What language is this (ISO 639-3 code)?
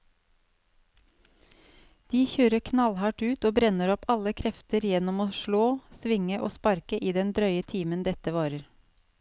nor